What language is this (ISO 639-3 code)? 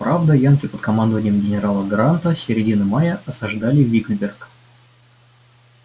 rus